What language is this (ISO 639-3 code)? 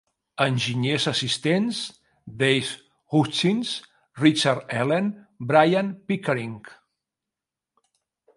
cat